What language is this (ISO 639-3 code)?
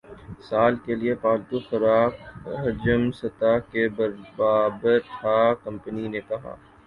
urd